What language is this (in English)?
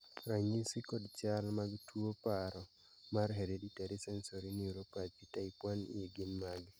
Luo (Kenya and Tanzania)